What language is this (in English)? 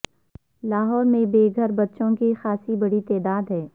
Urdu